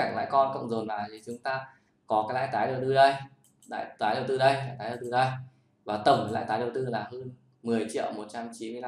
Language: Vietnamese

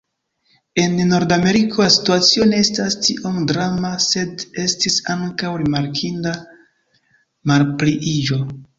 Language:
Esperanto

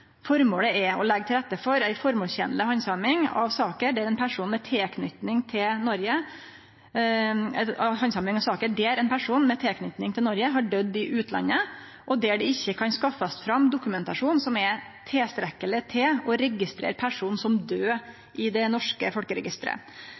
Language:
Norwegian Nynorsk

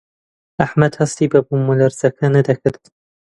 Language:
Central Kurdish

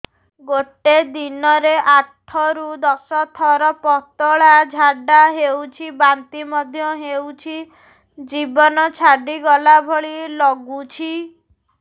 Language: Odia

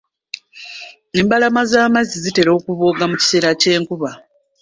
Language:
Ganda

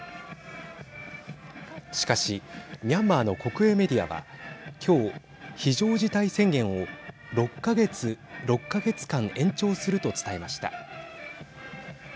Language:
Japanese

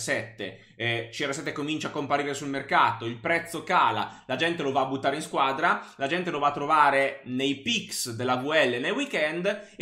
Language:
Italian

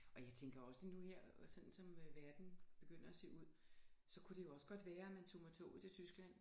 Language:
Danish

